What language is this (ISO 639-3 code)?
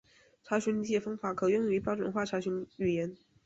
zho